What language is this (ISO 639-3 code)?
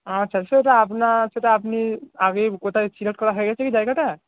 ben